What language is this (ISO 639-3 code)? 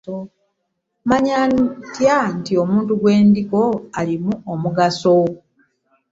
lug